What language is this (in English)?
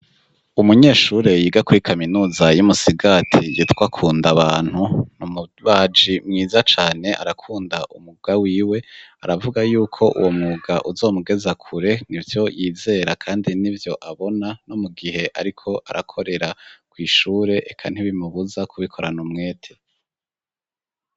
Rundi